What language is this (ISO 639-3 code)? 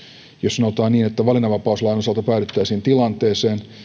fin